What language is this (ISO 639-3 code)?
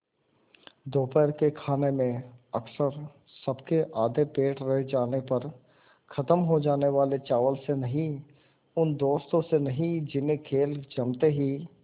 hin